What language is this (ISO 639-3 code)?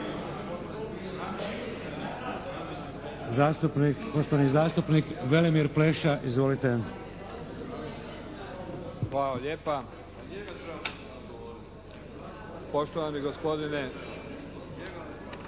hrv